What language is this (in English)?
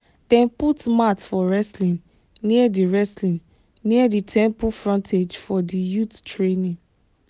Nigerian Pidgin